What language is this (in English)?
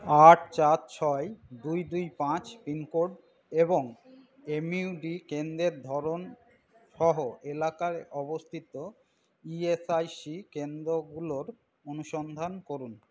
Bangla